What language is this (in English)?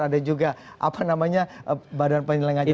Indonesian